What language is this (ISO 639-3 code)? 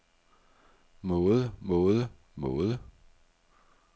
dan